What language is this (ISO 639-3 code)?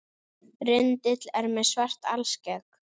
isl